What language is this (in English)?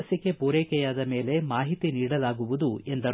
Kannada